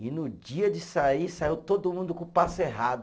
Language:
Portuguese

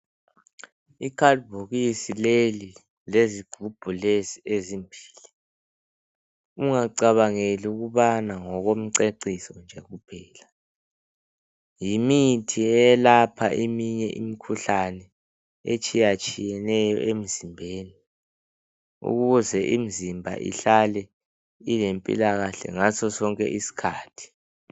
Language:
North Ndebele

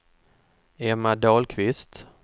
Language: Swedish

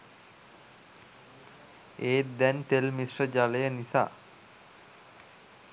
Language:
Sinhala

